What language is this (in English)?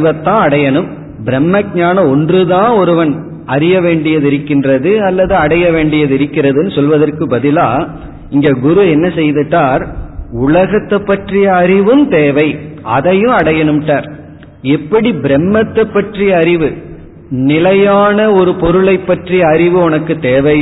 Tamil